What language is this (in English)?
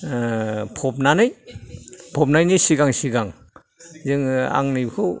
Bodo